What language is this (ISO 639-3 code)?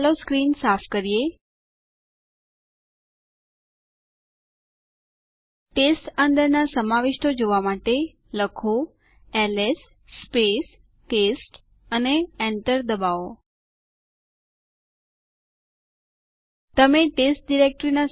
guj